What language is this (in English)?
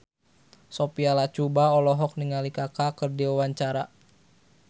Sundanese